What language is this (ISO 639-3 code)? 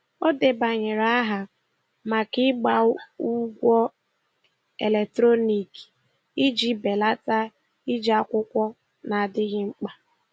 ibo